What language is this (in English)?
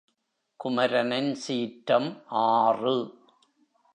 Tamil